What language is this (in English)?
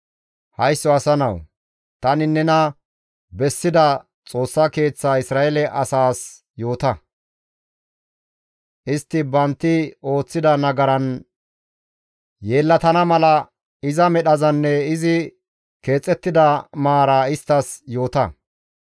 Gamo